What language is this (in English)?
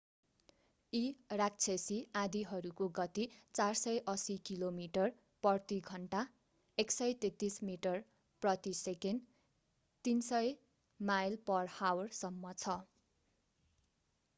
Nepali